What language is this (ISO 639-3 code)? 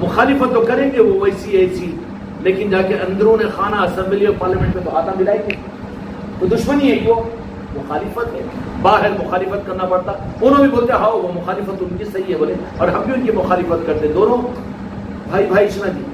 hin